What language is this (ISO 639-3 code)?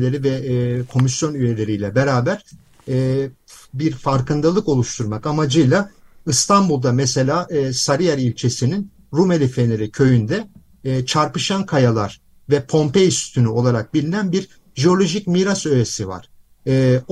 tur